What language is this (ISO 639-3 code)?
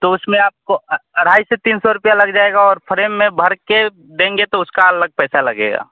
hin